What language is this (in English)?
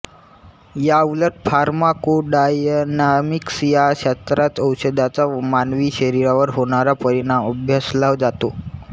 Marathi